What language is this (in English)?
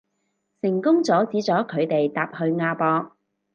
Cantonese